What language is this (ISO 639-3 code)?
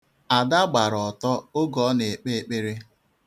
ibo